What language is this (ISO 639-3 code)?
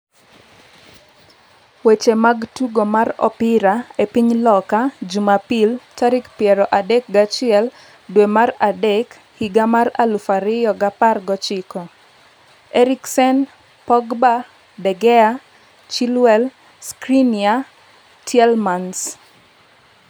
luo